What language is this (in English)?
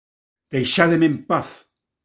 Galician